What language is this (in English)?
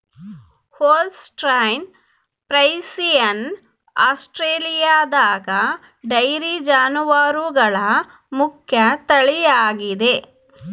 Kannada